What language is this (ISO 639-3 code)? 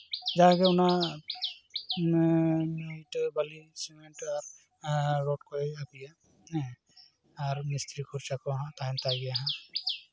sat